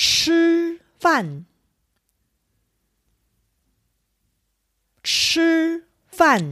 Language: Korean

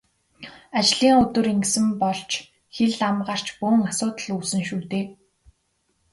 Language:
Mongolian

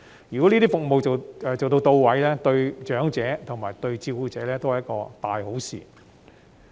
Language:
Cantonese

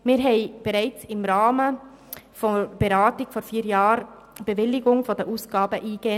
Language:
Swiss German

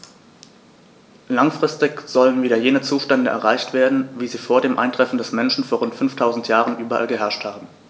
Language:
German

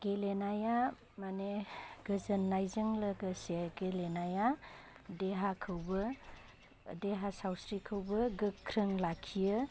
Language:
Bodo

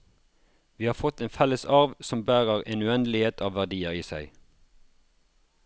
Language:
Norwegian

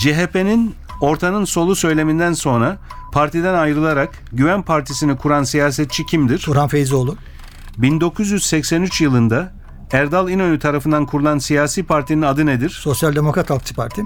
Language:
Turkish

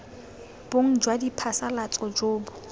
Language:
Tswana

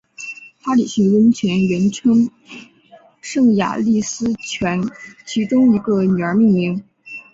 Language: Chinese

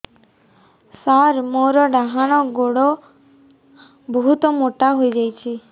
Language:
Odia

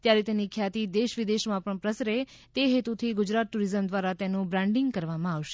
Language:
Gujarati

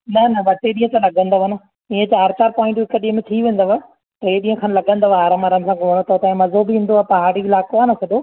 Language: Sindhi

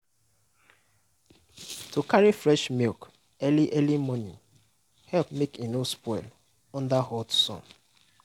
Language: Nigerian Pidgin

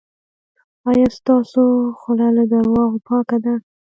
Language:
Pashto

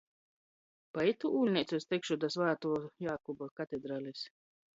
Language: Latgalian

